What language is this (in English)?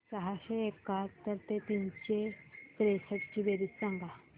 Marathi